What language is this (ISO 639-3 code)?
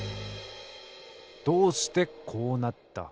jpn